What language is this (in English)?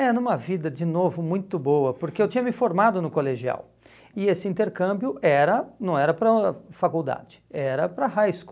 Portuguese